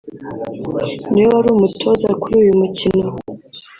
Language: Kinyarwanda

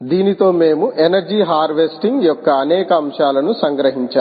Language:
Telugu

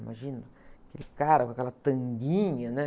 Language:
Portuguese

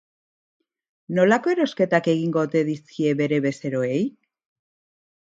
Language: Basque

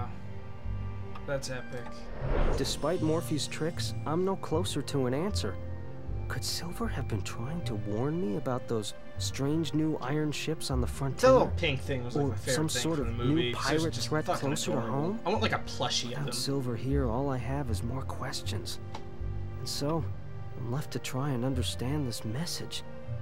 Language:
English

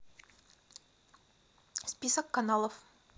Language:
Russian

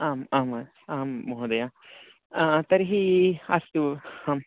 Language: Sanskrit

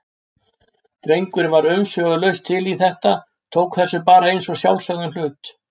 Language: Icelandic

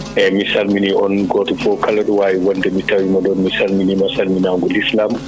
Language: Fula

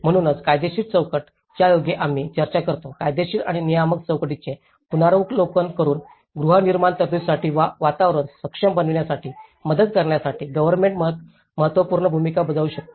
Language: Marathi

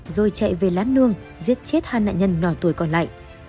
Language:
Vietnamese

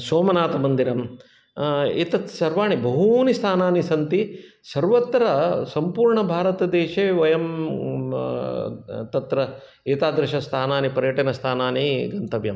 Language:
Sanskrit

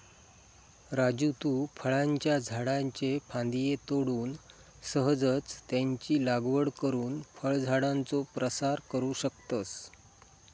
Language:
Marathi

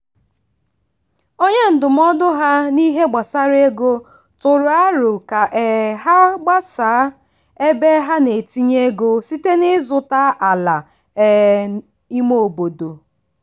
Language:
Igbo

